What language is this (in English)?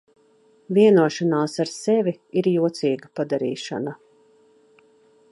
Latvian